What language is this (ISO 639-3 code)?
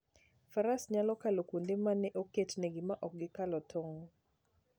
luo